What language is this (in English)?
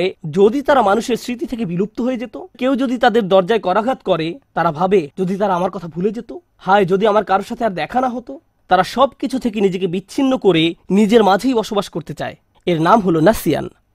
Bangla